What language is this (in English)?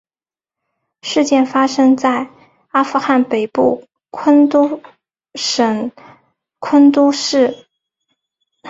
Chinese